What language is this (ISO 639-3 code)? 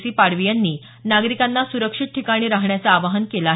mar